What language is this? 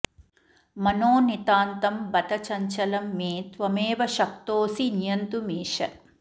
Sanskrit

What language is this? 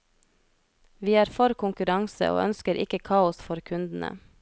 Norwegian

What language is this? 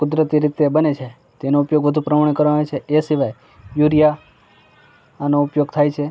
Gujarati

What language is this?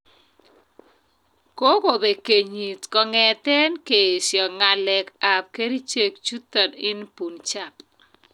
Kalenjin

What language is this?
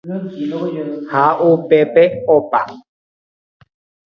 Guarani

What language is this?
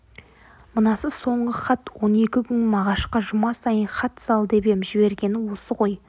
Kazakh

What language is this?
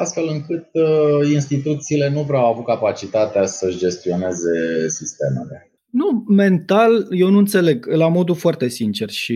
Romanian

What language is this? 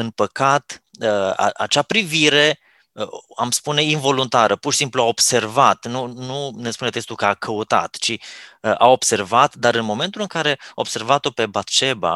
Romanian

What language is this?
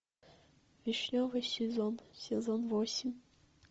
Russian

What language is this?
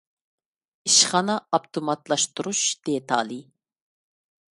Uyghur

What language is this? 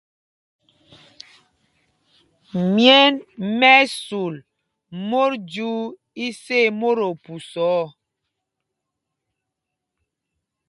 Mpumpong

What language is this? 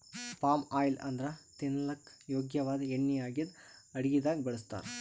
Kannada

